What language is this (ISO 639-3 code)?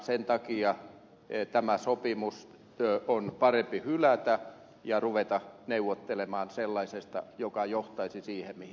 fin